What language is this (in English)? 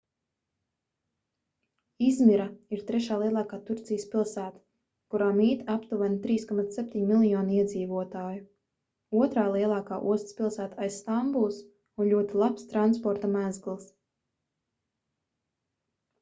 Latvian